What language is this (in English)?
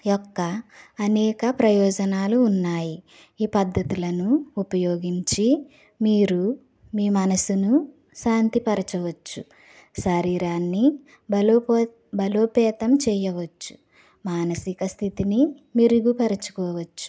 Telugu